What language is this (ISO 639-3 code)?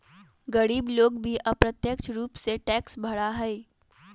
mag